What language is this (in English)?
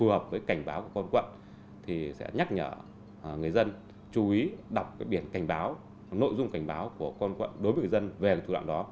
Vietnamese